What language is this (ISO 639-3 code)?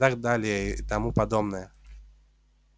rus